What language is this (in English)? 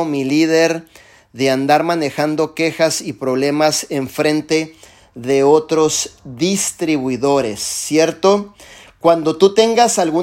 Spanish